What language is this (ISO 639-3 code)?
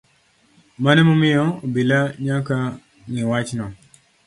luo